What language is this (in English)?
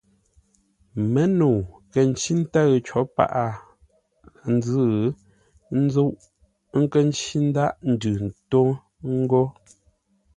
Ngombale